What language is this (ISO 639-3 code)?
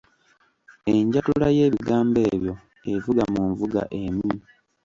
lug